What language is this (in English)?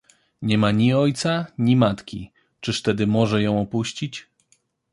Polish